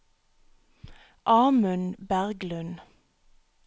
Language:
Norwegian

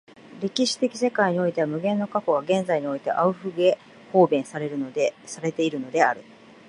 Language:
Japanese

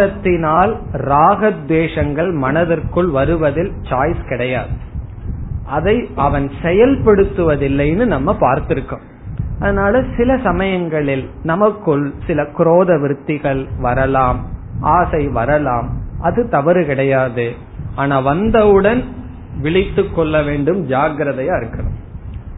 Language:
Tamil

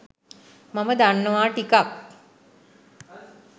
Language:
Sinhala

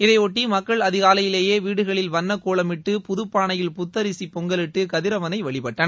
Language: Tamil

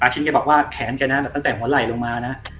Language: Thai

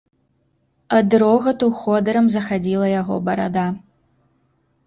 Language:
Belarusian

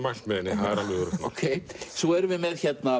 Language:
Icelandic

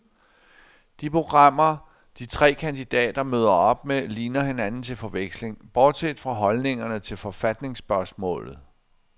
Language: Danish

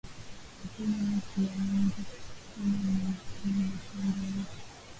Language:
Swahili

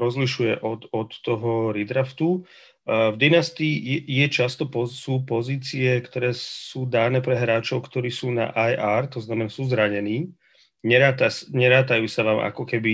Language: Slovak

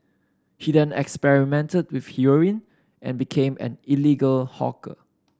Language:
English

